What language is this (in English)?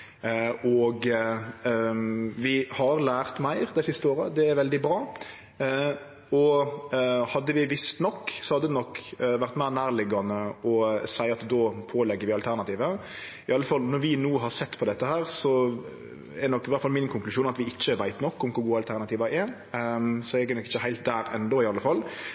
Norwegian Nynorsk